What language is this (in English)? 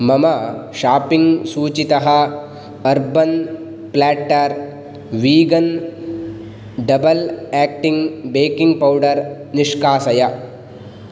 Sanskrit